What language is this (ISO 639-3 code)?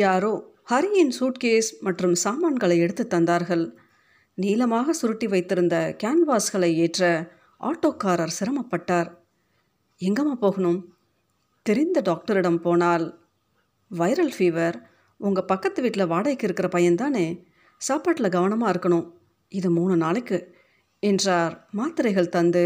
tam